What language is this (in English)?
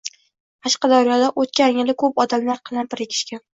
Uzbek